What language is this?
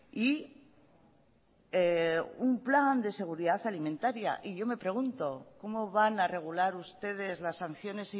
Spanish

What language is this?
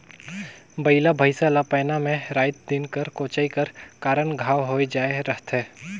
Chhattisgarhi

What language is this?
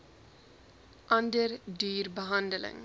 Afrikaans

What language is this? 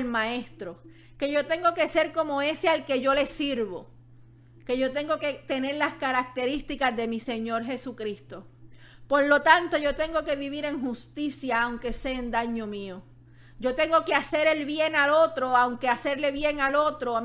Spanish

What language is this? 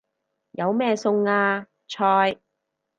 Cantonese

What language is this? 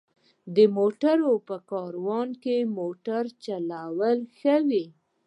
Pashto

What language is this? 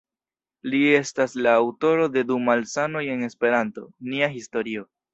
Esperanto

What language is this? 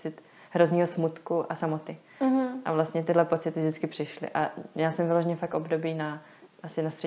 Czech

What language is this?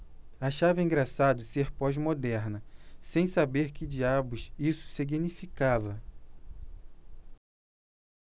Portuguese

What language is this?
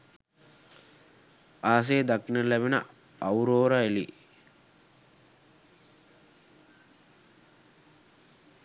Sinhala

